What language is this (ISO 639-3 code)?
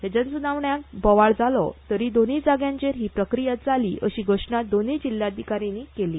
kok